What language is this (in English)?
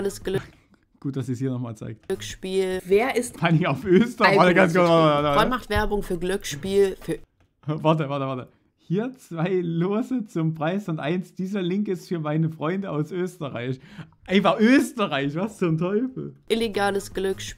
German